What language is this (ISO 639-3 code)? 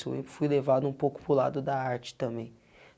por